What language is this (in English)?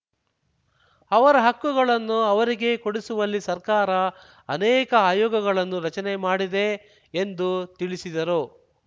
Kannada